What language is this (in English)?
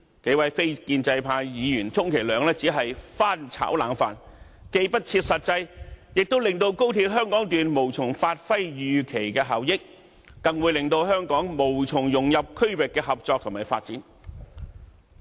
Cantonese